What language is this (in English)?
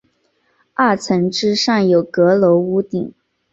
Chinese